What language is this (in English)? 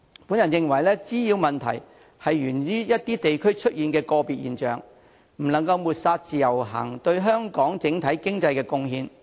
Cantonese